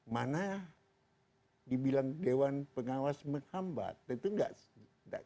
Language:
Indonesian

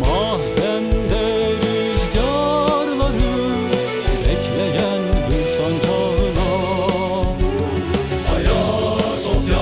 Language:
Turkish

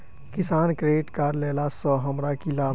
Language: Maithili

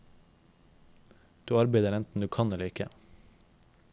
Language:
Norwegian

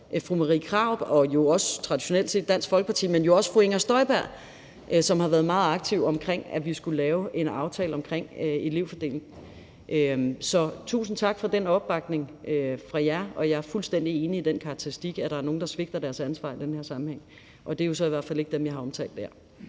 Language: Danish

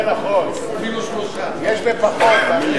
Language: Hebrew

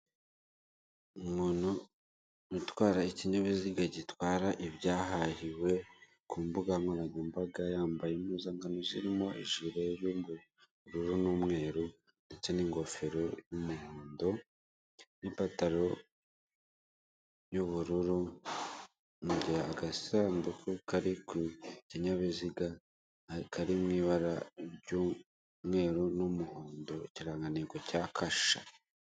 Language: Kinyarwanda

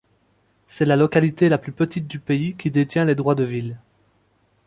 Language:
French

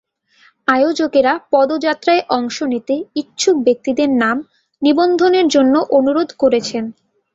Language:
Bangla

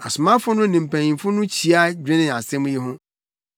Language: Akan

